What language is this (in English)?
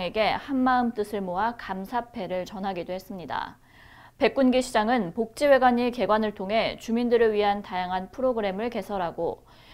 Korean